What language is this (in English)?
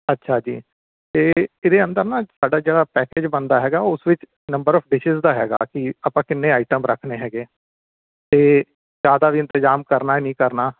Punjabi